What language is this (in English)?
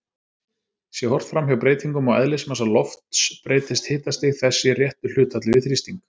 Icelandic